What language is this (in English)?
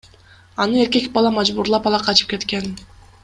Kyrgyz